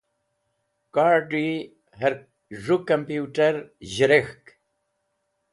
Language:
Wakhi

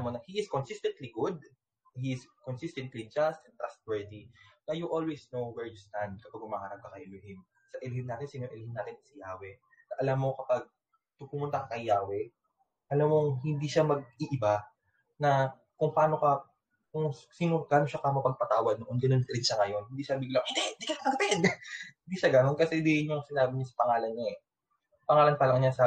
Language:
Filipino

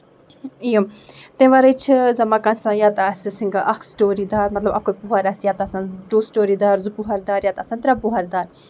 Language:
Kashmiri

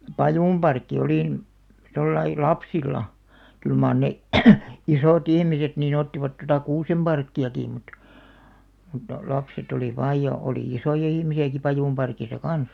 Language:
Finnish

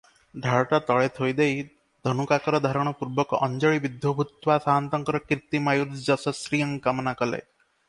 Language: Odia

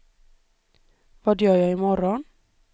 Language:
Swedish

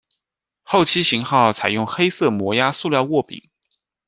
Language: Chinese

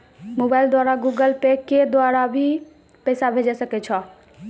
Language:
Maithili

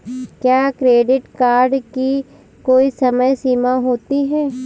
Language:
Hindi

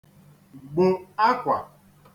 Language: Igbo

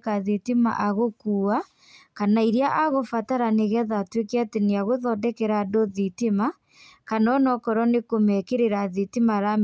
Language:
Kikuyu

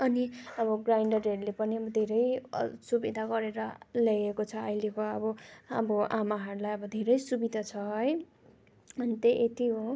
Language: Nepali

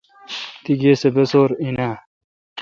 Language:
Kalkoti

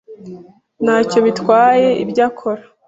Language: Kinyarwanda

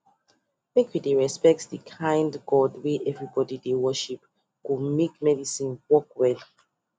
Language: Nigerian Pidgin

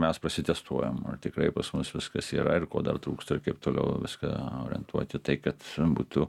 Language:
Lithuanian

